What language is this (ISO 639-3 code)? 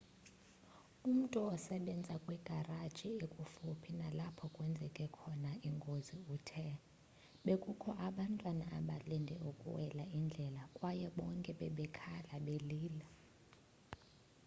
xho